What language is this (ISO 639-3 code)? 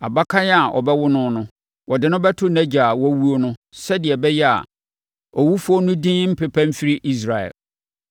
aka